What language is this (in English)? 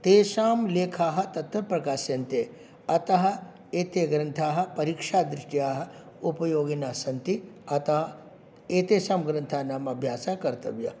Sanskrit